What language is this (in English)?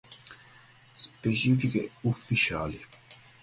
Italian